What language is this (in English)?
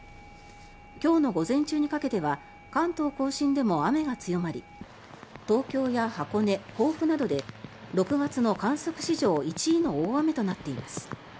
Japanese